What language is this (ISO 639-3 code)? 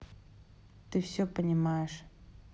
rus